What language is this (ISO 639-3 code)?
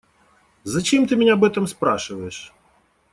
rus